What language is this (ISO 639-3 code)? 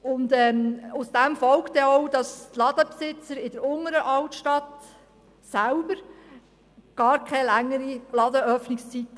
gsw